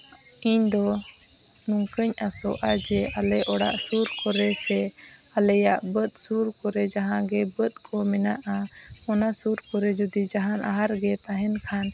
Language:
Santali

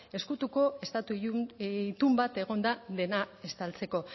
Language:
Basque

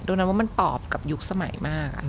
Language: Thai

